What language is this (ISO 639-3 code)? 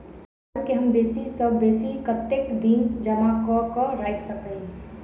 mai